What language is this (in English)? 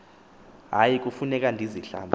Xhosa